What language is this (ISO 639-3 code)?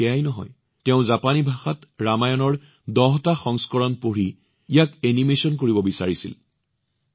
asm